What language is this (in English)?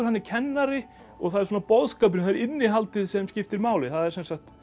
Icelandic